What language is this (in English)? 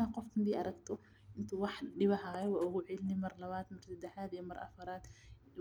Somali